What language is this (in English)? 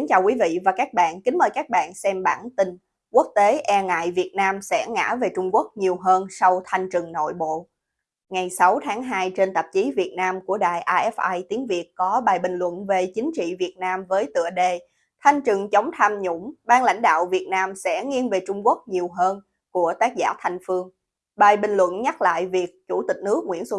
Vietnamese